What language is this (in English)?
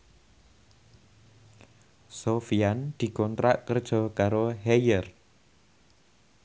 Javanese